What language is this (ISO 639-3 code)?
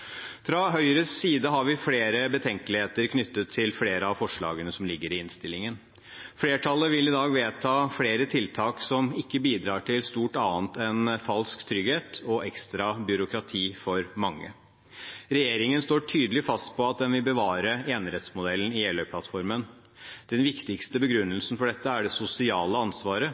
nob